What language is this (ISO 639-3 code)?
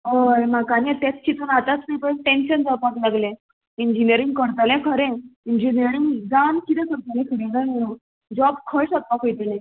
kok